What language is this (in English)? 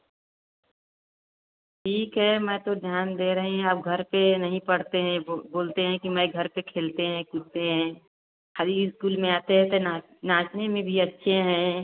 Hindi